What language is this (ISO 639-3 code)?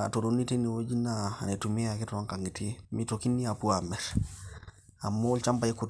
mas